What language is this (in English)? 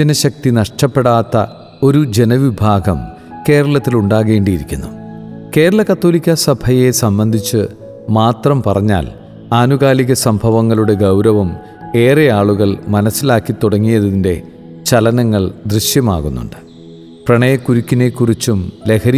Malayalam